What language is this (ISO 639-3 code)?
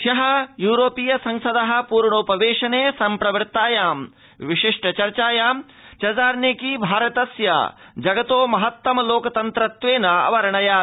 san